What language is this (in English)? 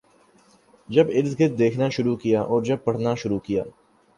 Urdu